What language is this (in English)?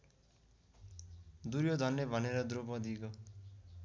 Nepali